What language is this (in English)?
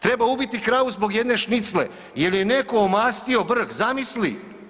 Croatian